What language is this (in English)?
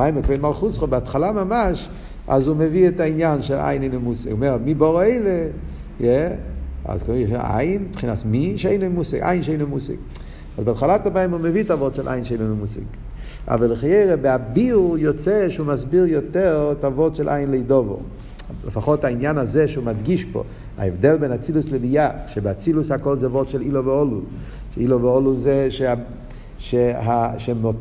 Hebrew